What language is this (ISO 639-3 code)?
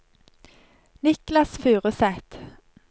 nor